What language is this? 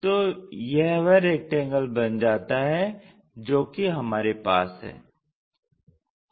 Hindi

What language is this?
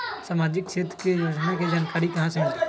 Magahi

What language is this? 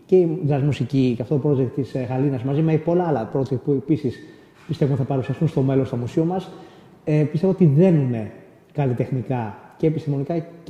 Greek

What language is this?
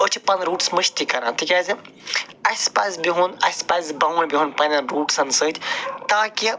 Kashmiri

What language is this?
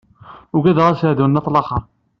Kabyle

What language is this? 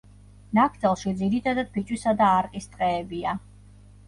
Georgian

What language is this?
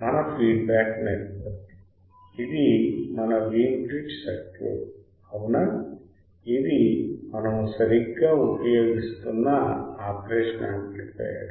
Telugu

